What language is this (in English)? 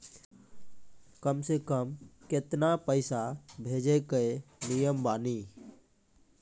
Maithili